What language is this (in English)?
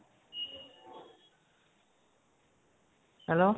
Assamese